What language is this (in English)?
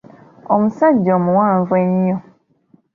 Ganda